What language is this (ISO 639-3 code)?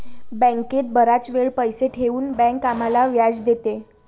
mar